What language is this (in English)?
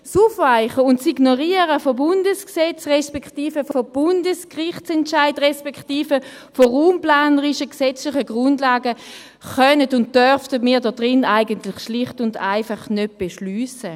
Swiss German